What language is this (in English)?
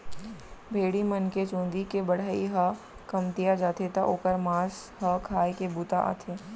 Chhattisgarhi